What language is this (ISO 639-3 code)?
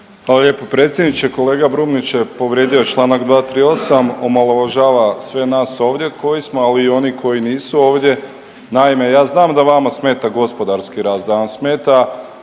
hrv